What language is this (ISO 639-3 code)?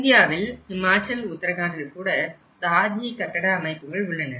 tam